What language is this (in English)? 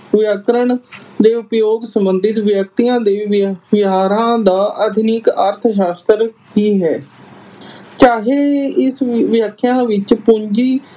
Punjabi